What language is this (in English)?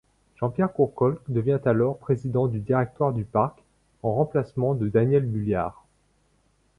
French